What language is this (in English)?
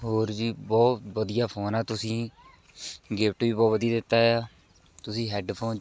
Punjabi